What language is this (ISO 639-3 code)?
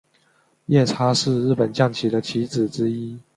zho